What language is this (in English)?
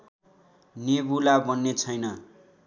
Nepali